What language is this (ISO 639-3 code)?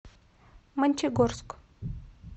rus